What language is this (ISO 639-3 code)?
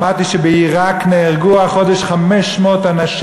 heb